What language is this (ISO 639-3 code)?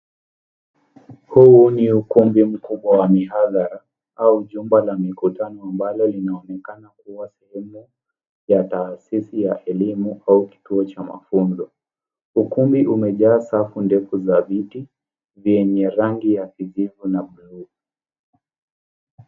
swa